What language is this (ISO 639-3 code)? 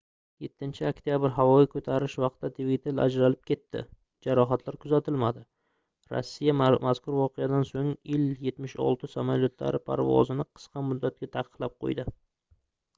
uzb